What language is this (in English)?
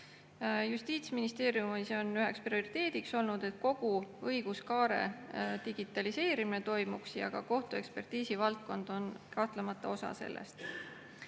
Estonian